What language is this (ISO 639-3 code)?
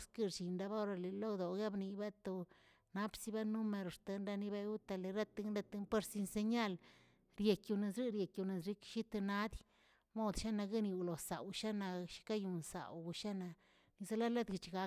zts